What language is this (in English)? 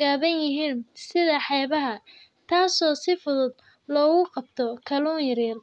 Somali